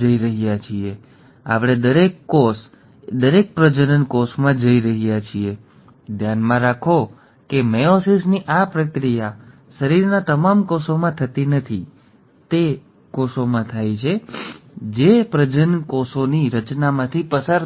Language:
Gujarati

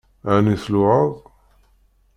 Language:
Kabyle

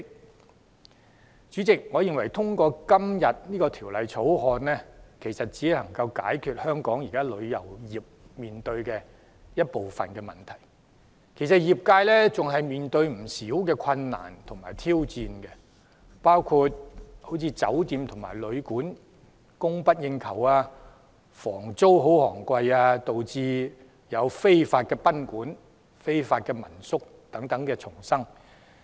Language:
Cantonese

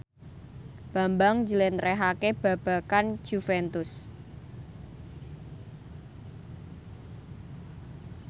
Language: Javanese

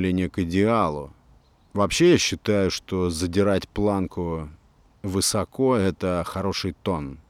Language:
Russian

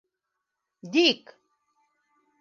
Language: Bashkir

